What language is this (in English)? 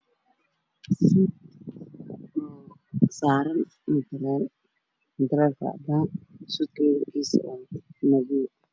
Somali